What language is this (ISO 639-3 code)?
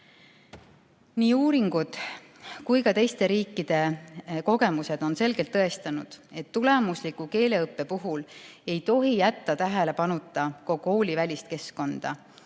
est